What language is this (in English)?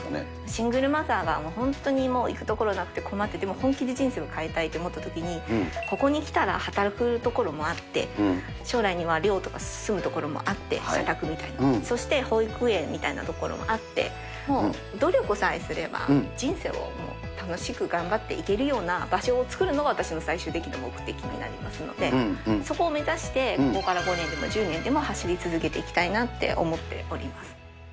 Japanese